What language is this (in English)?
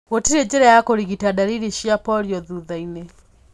Kikuyu